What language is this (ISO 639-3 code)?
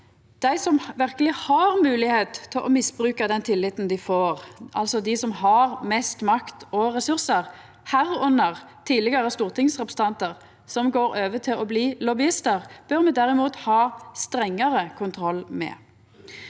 nor